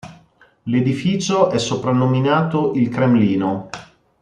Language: Italian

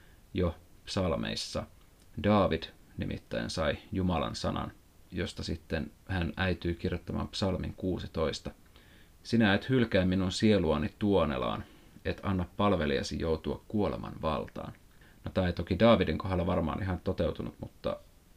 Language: Finnish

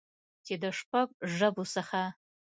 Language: Pashto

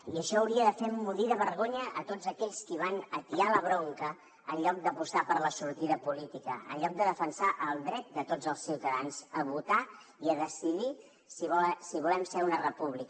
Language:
Catalan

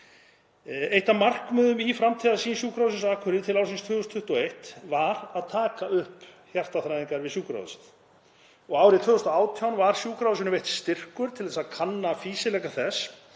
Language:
Icelandic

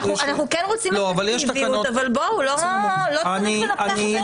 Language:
Hebrew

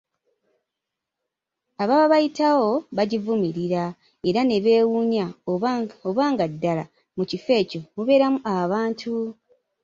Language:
Ganda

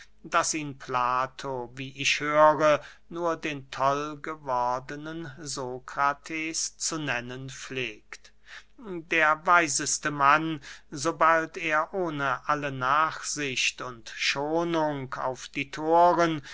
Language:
German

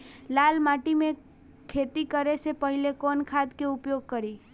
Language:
Bhojpuri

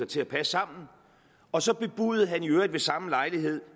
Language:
Danish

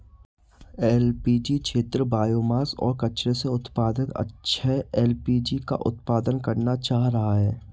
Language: Hindi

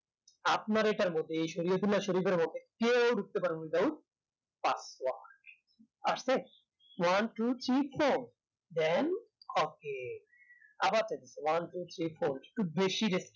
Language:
Bangla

